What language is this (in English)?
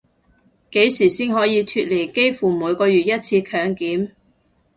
Cantonese